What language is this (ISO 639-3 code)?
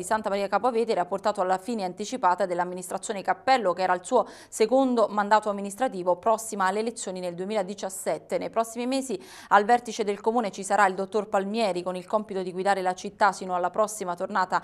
ita